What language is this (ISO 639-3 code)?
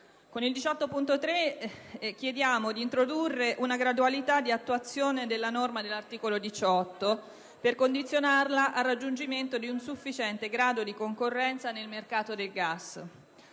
ita